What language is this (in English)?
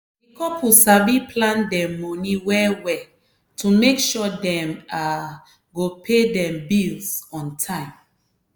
Nigerian Pidgin